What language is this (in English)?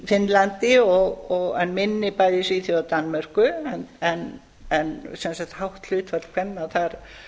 Icelandic